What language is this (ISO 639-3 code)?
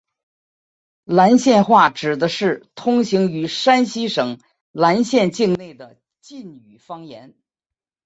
zho